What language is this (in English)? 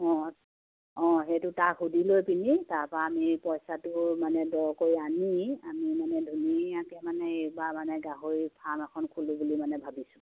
Assamese